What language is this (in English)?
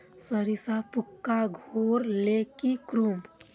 Magahi